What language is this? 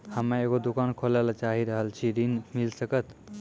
Maithili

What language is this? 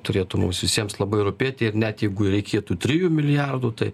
Lithuanian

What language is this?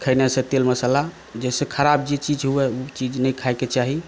Maithili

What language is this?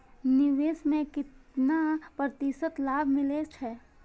Maithili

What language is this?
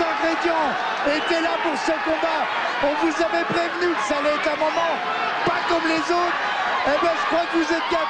French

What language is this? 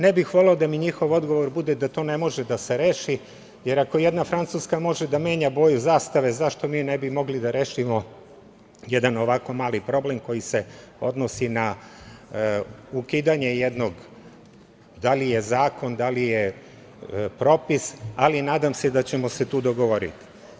Serbian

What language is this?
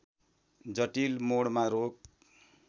Nepali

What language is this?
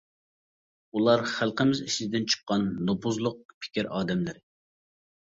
Uyghur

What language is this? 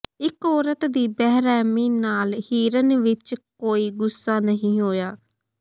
Punjabi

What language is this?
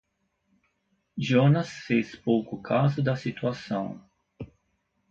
Portuguese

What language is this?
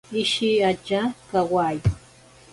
Ashéninka Perené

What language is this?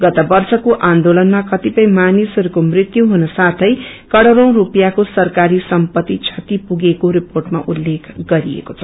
Nepali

